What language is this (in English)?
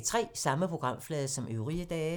Danish